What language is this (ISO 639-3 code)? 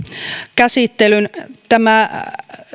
fin